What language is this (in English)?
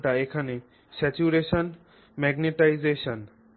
Bangla